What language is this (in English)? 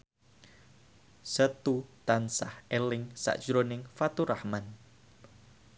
Javanese